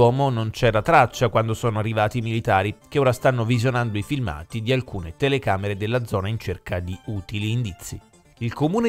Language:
Italian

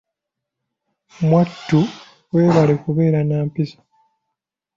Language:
Ganda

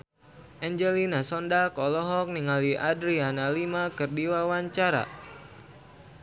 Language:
Sundanese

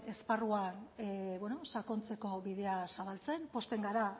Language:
Basque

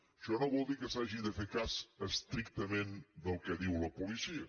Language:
Catalan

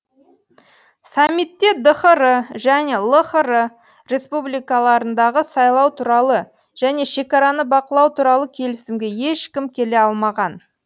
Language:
Kazakh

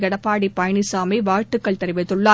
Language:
Tamil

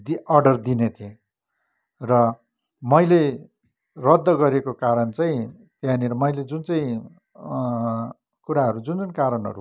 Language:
Nepali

